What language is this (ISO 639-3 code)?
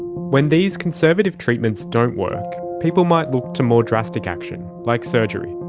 eng